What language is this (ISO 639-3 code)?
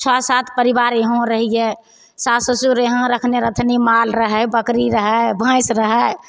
mai